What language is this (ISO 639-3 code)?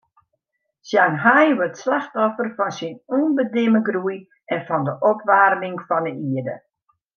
fry